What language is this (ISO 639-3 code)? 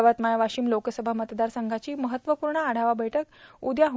mar